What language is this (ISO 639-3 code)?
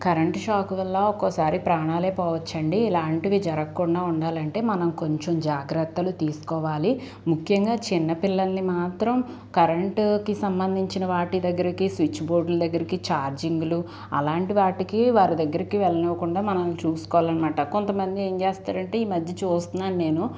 tel